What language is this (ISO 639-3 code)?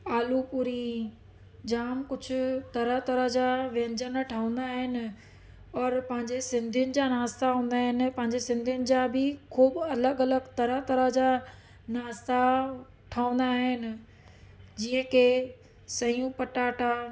snd